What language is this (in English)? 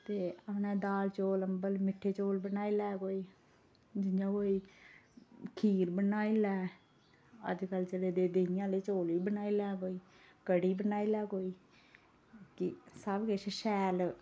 Dogri